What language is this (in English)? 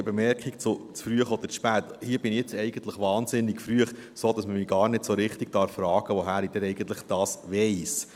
Swiss German